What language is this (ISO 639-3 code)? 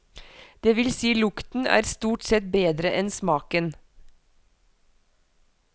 nor